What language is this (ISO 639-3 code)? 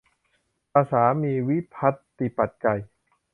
tha